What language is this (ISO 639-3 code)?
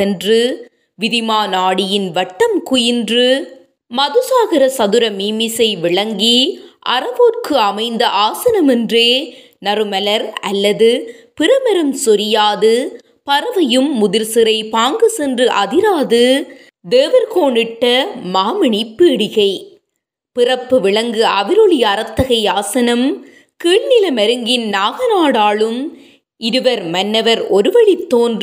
tam